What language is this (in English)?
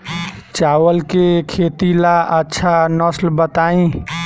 Bhojpuri